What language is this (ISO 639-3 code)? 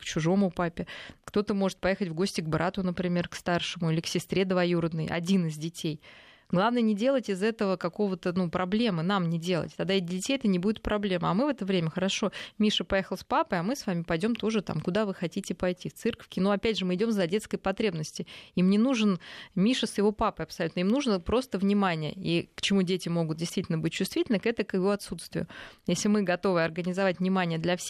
rus